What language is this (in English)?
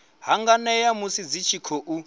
Venda